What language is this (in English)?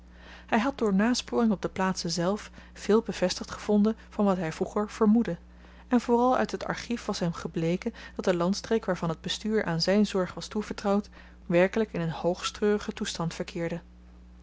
Dutch